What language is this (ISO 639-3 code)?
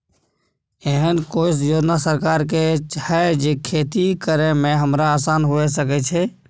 mai